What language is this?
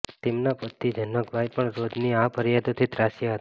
Gujarati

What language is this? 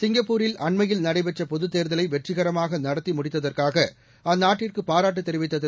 Tamil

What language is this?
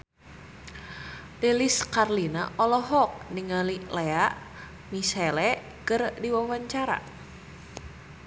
Sundanese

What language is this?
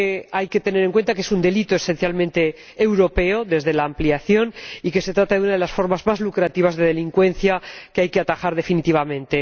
Spanish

